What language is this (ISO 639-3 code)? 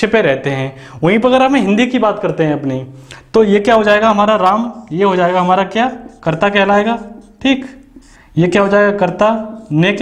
hin